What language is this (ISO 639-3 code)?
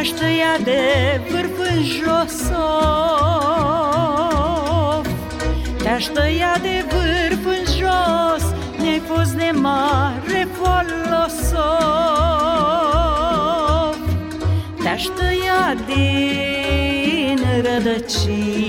ron